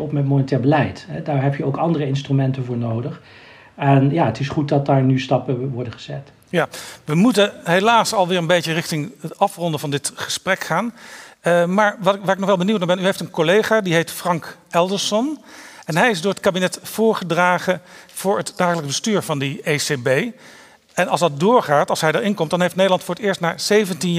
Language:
Dutch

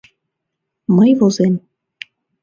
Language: Mari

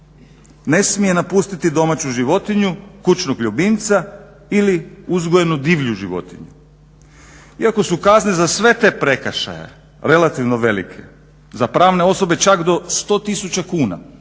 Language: Croatian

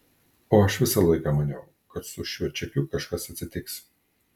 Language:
Lithuanian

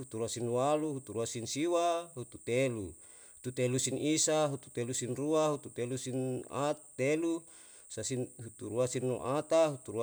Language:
Yalahatan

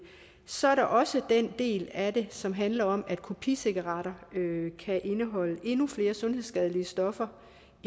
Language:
Danish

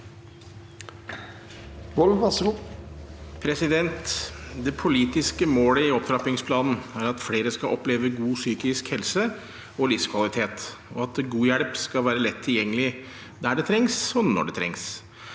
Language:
Norwegian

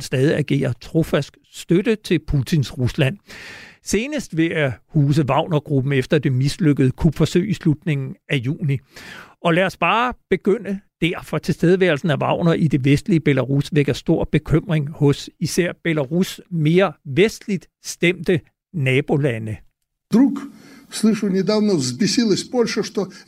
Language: Danish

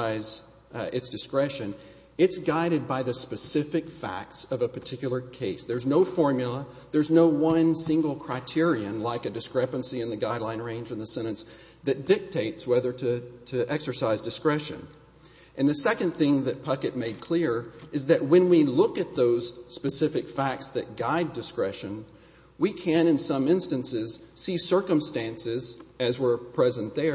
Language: English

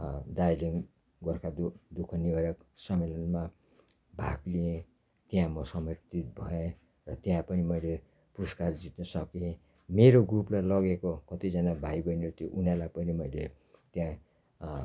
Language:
Nepali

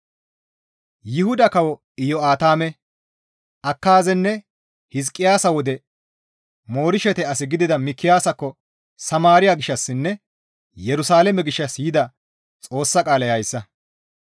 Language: Gamo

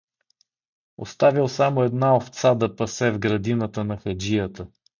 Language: Bulgarian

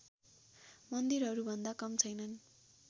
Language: Nepali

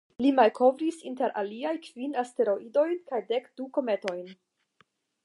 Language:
Esperanto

